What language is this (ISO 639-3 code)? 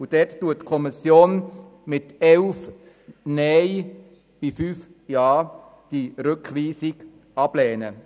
gsw